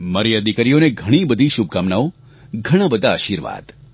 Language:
Gujarati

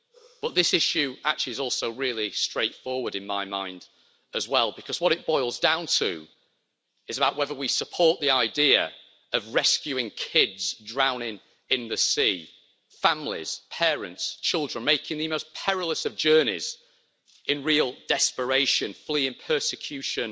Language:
English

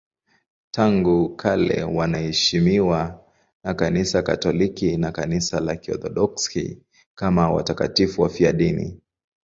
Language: Swahili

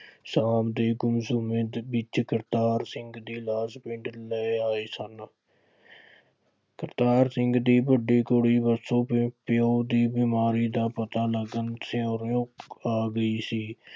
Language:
Punjabi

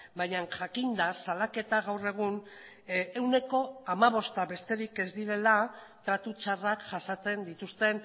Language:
Basque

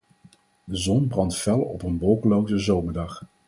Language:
Dutch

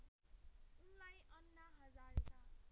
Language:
Nepali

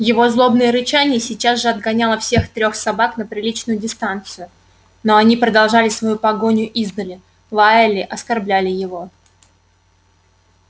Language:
Russian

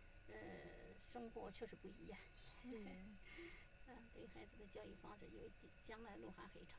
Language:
Chinese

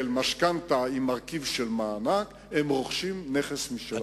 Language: Hebrew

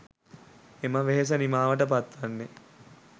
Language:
Sinhala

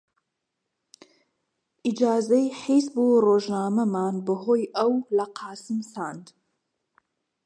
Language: Central Kurdish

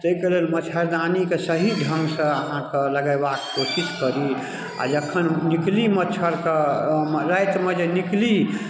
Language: Maithili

